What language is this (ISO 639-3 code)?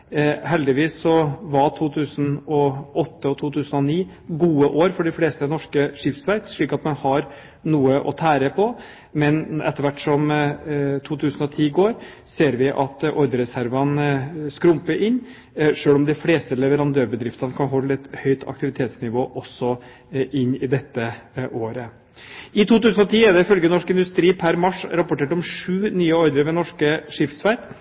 nob